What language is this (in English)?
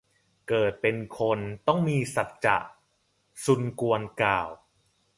Thai